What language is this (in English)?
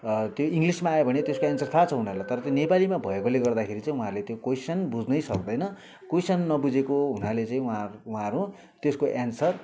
Nepali